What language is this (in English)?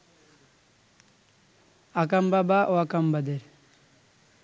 Bangla